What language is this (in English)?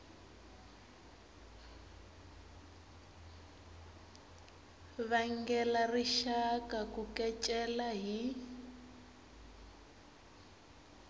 Tsonga